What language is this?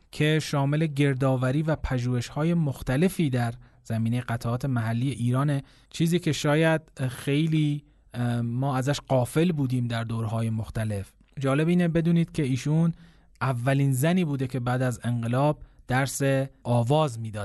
Persian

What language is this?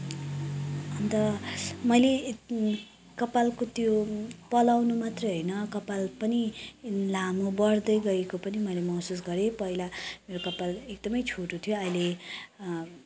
Nepali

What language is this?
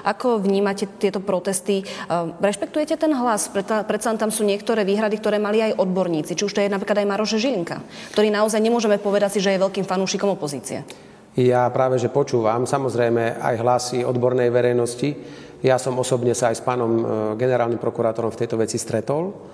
Slovak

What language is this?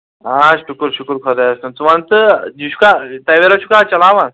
Kashmiri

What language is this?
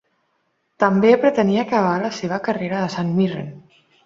Catalan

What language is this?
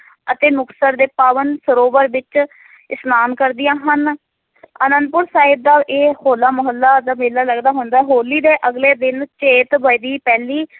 Punjabi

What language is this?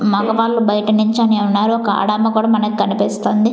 Telugu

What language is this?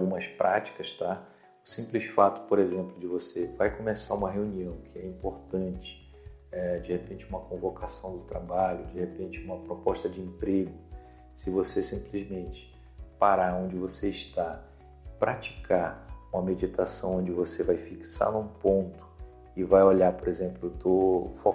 Portuguese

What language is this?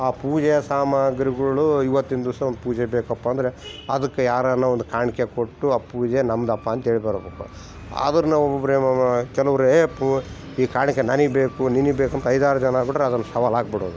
Kannada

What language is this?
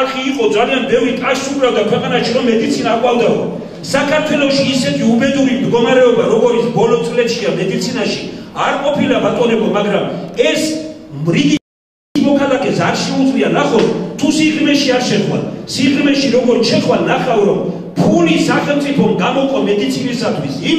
Romanian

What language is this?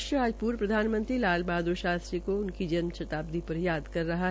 Hindi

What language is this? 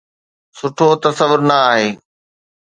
Sindhi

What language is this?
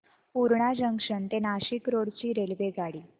Marathi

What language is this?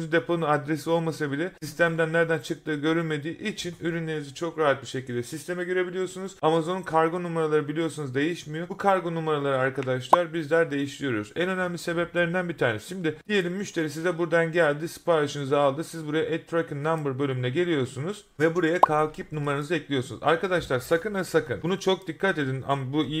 Turkish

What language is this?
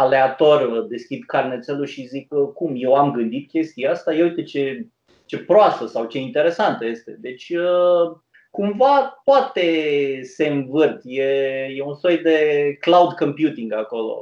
Romanian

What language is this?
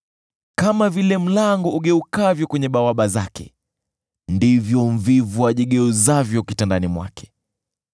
Swahili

